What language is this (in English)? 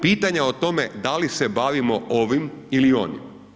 Croatian